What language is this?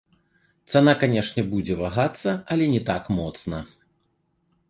Belarusian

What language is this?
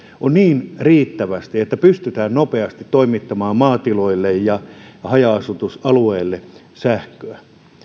Finnish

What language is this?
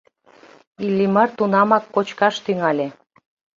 Mari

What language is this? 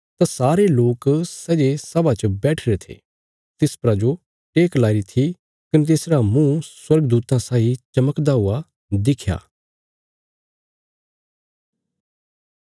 Bilaspuri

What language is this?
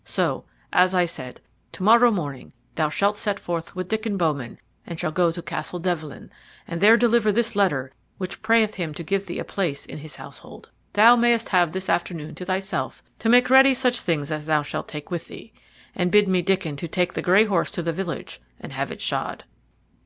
English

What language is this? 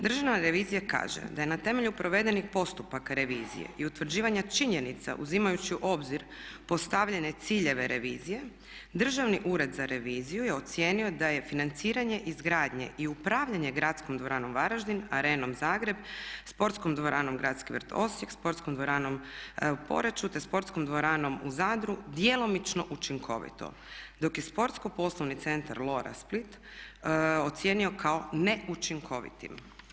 Croatian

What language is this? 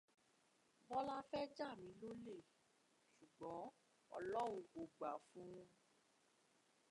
Yoruba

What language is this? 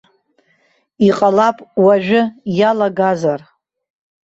Abkhazian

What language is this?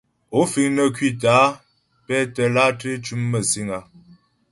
Ghomala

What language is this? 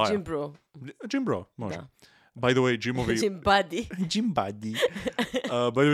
Croatian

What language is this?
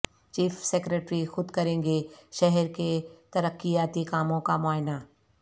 Urdu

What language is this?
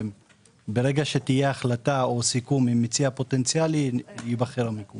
Hebrew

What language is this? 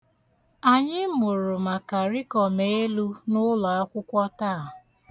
Igbo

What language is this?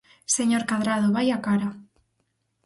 Galician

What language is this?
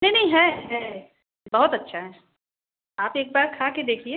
Hindi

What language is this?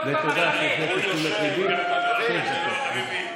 Hebrew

